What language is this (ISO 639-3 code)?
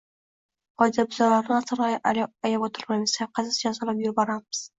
uzb